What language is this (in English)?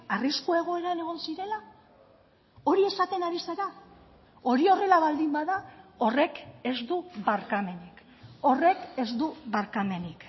Basque